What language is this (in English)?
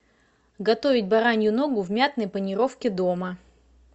Russian